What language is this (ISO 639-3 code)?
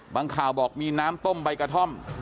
tha